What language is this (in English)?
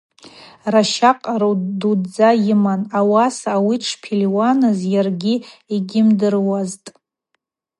Abaza